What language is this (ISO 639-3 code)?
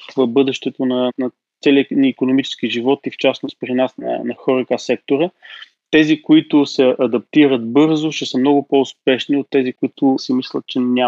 bul